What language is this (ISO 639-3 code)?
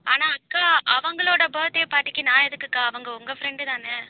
tam